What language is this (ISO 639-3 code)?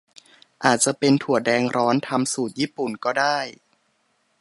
tha